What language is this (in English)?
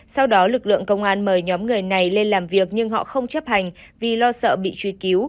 Vietnamese